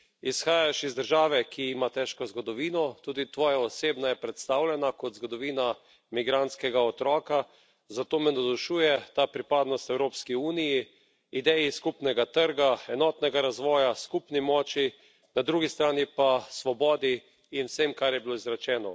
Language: Slovenian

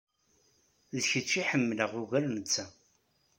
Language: Kabyle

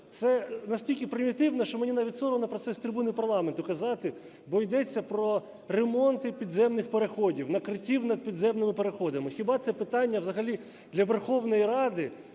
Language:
Ukrainian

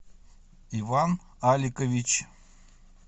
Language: Russian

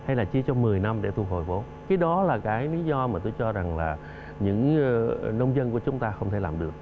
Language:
Vietnamese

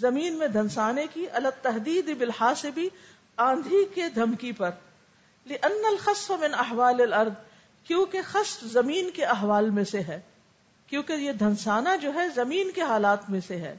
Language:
Urdu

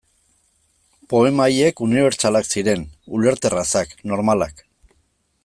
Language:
Basque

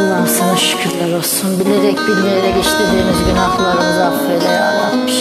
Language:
Turkish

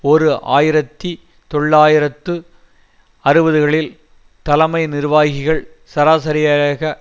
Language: Tamil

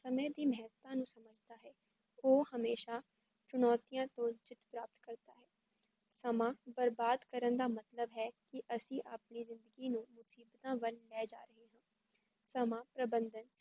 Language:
Punjabi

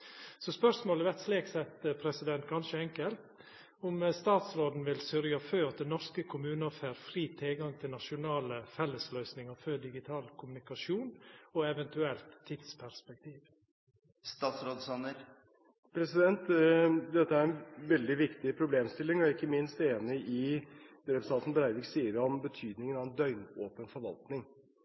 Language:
Norwegian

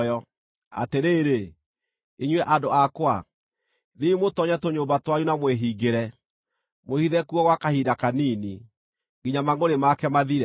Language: Kikuyu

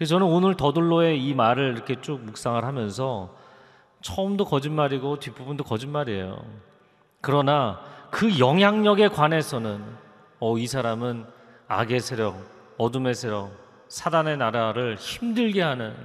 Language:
Korean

